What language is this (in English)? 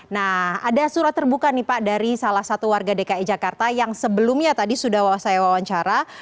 Indonesian